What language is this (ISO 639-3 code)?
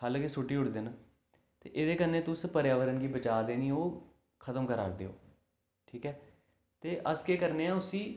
doi